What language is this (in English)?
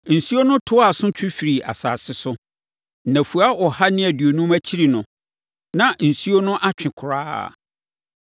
Akan